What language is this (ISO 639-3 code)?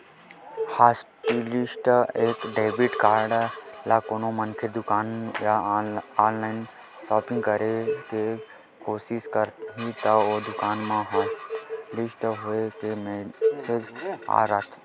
hne